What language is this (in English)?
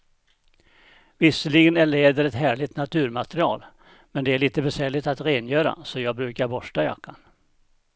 Swedish